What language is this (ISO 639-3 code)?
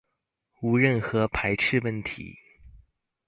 zho